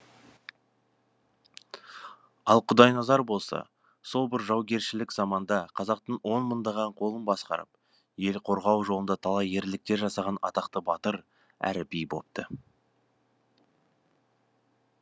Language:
Kazakh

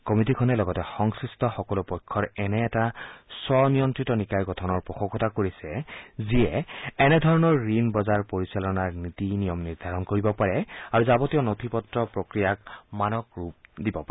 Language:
Assamese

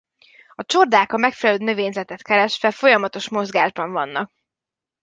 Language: Hungarian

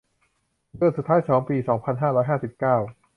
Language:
Thai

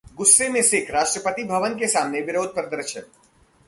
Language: Hindi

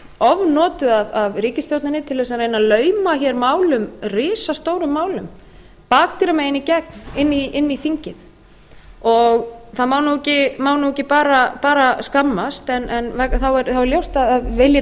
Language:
Icelandic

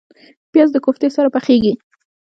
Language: Pashto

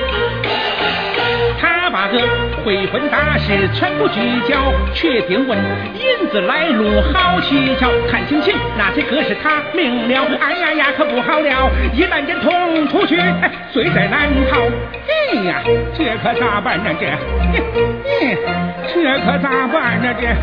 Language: Chinese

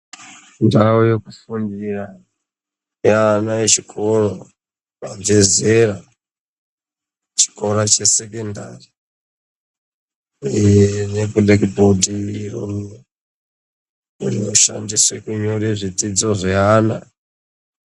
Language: Ndau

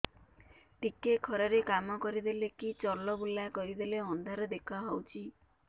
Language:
Odia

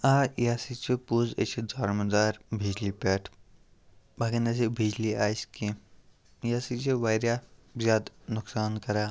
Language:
Kashmiri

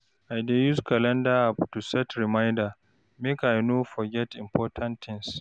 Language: Nigerian Pidgin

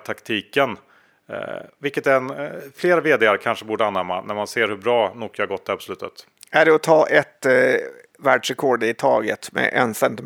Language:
Swedish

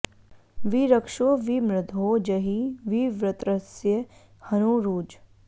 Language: Sanskrit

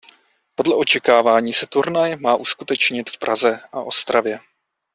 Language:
Czech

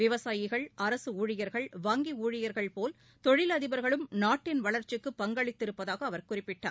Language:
Tamil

